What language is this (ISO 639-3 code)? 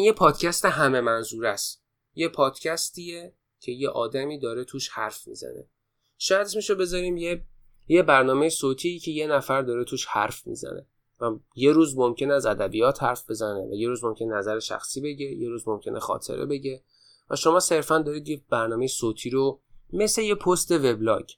fas